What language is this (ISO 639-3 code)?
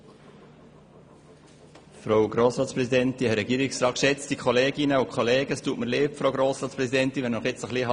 gsw